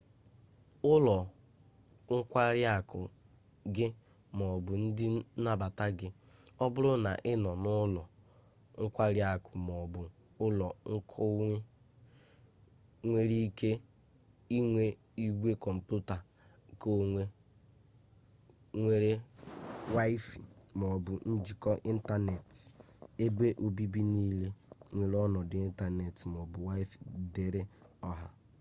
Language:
Igbo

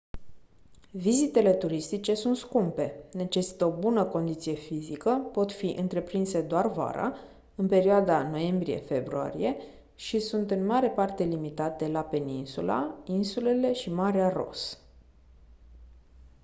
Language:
Romanian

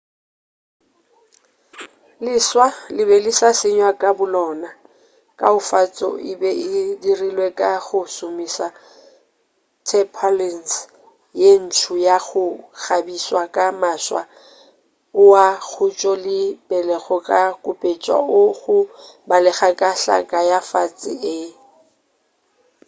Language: Northern Sotho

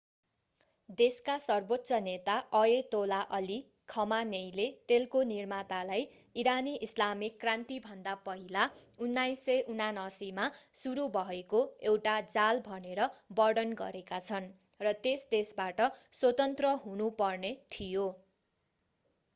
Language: Nepali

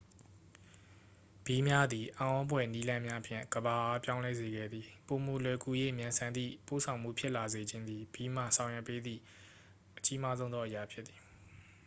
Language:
Burmese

